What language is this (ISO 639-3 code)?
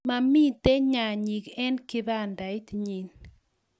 kln